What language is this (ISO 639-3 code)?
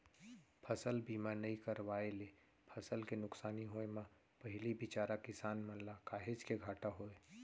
hne